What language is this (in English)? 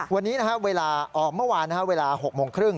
Thai